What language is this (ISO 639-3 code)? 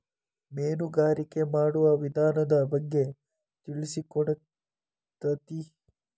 kan